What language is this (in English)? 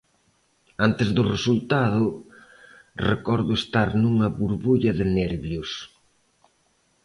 Galician